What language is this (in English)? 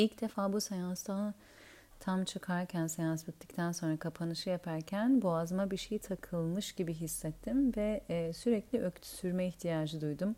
Turkish